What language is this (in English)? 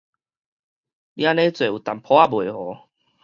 Min Nan Chinese